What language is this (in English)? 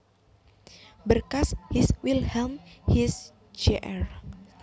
Javanese